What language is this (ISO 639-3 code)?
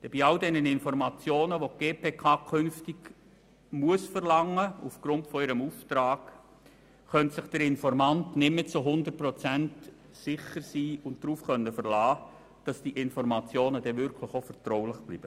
gsw